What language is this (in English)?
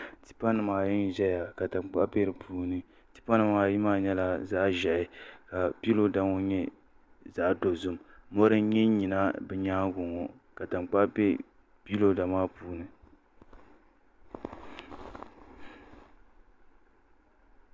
Dagbani